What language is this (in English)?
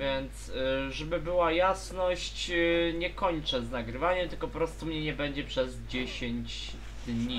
Polish